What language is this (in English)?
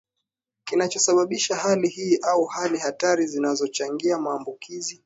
Swahili